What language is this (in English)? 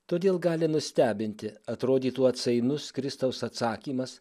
Lithuanian